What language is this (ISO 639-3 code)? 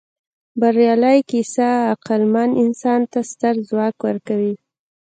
pus